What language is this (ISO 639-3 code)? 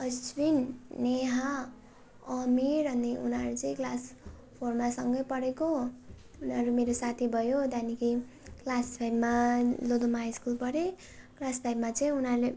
nep